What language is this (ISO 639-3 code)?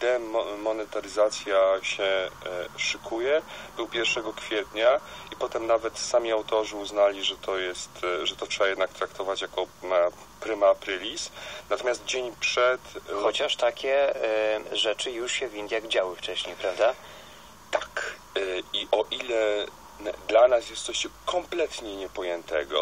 pol